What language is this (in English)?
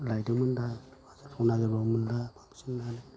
Bodo